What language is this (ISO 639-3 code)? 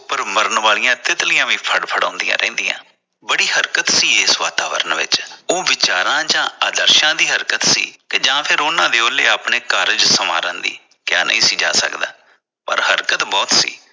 pan